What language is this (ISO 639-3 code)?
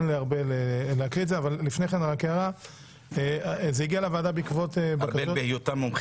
heb